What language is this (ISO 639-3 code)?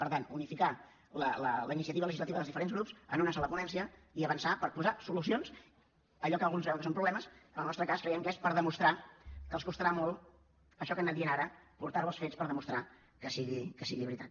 cat